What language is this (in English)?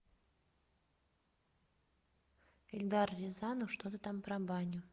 Russian